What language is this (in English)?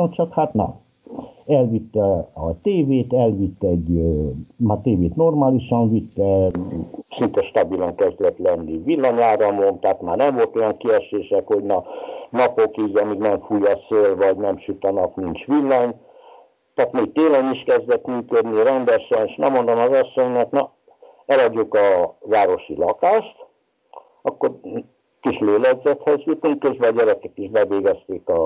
Hungarian